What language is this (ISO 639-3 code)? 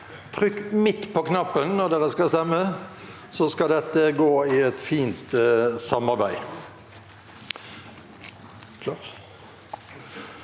nor